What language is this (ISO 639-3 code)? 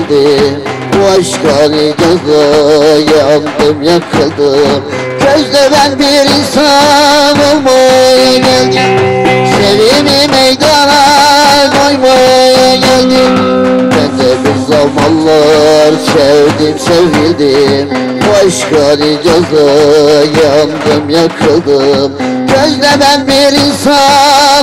ara